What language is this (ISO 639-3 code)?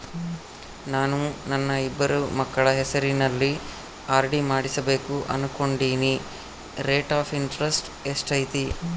kan